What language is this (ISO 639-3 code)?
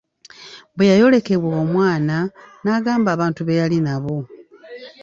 lug